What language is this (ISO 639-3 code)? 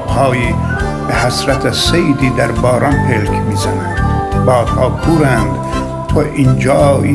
fas